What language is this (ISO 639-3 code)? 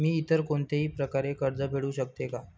mar